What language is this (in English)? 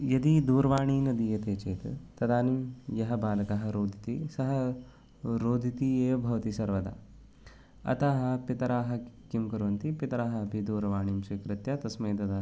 Sanskrit